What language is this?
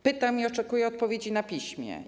Polish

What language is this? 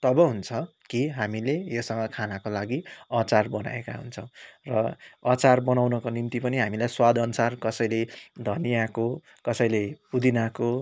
Nepali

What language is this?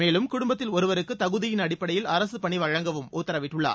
Tamil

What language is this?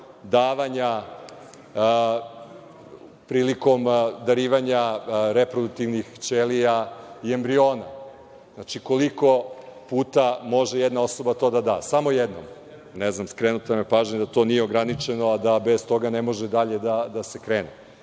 Serbian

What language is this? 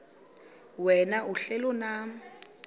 Xhosa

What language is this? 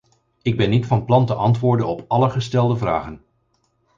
Dutch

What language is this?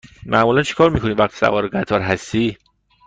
Persian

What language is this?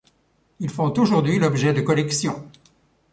French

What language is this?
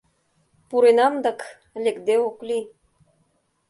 Mari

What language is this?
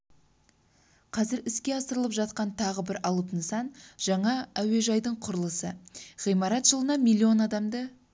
Kazakh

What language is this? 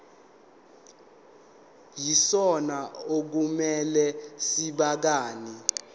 Zulu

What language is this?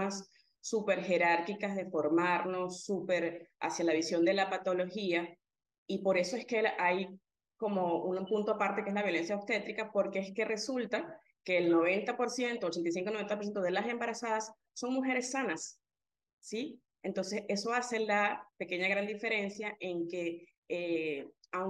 Spanish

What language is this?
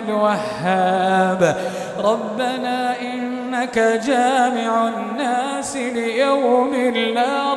Arabic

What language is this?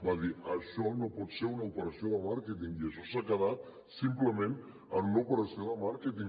Catalan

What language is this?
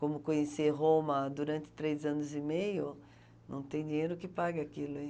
Portuguese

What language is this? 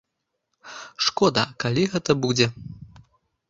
Belarusian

